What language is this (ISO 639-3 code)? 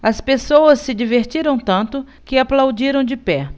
por